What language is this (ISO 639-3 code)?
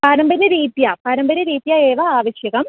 san